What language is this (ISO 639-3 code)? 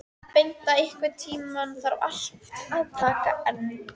isl